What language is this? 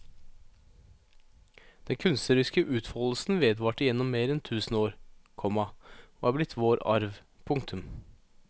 Norwegian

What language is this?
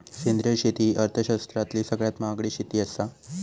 Marathi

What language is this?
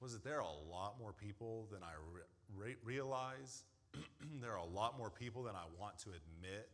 English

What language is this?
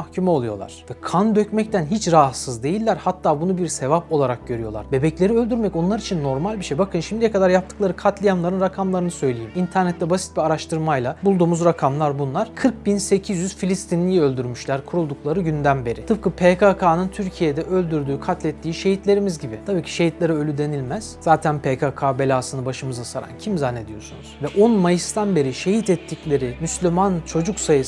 Turkish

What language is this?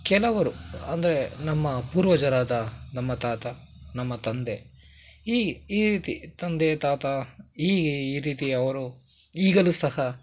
Kannada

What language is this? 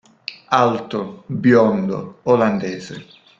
Italian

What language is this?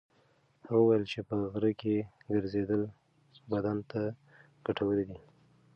Pashto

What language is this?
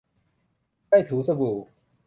Thai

